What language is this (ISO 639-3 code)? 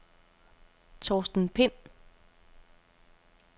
dan